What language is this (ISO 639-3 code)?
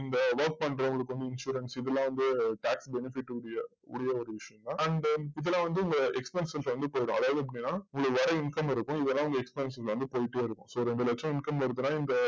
tam